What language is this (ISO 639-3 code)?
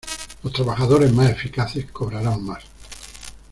spa